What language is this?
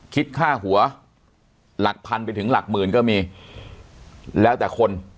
Thai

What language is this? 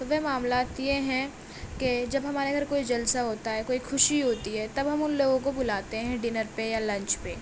Urdu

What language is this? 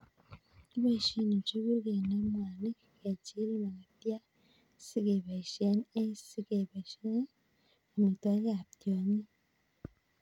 Kalenjin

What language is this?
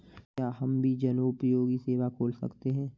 Hindi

